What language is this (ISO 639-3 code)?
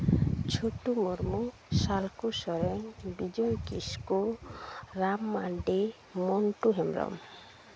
sat